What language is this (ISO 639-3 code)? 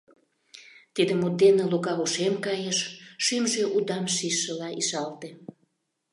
chm